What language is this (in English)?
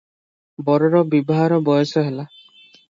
Odia